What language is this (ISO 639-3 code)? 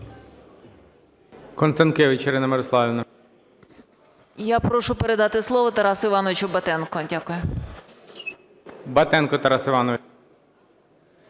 ukr